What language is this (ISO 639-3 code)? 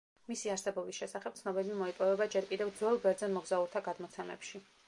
kat